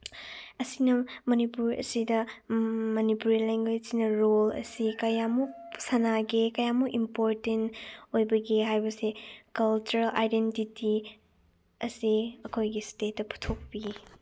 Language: Manipuri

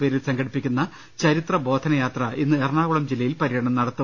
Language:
Malayalam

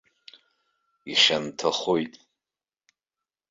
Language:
Abkhazian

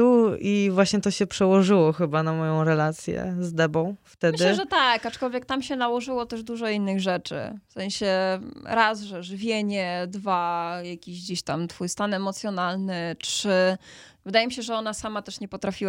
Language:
Polish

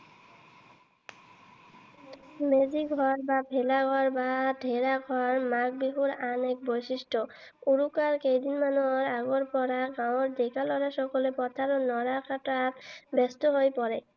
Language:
Assamese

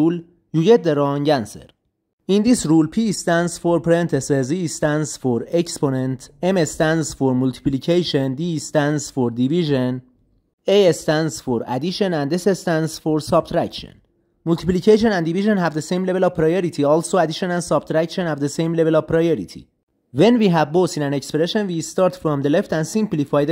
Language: English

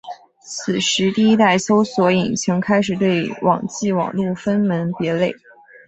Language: Chinese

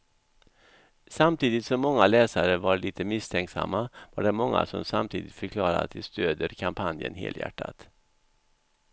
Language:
Swedish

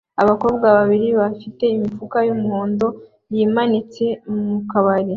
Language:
Kinyarwanda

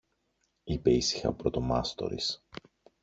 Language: Greek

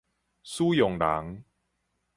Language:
Min Nan Chinese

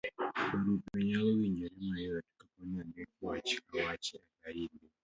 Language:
Luo (Kenya and Tanzania)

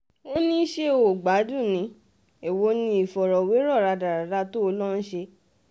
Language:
Yoruba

